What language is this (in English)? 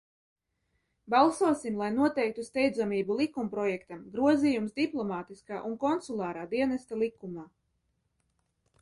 Latvian